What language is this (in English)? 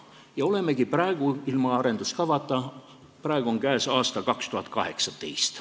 Estonian